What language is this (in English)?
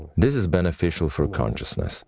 English